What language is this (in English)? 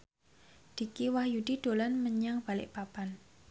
Javanese